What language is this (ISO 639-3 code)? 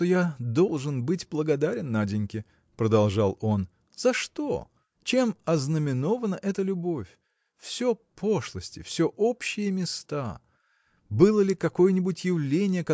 rus